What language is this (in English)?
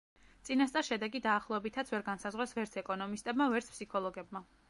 Georgian